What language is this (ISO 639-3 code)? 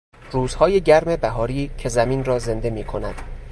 fas